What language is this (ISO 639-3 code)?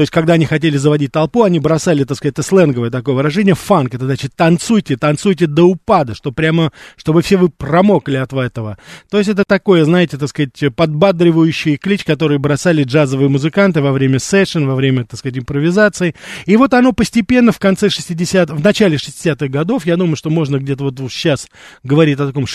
rus